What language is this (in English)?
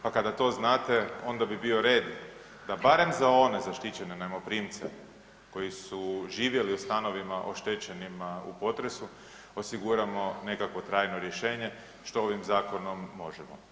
Croatian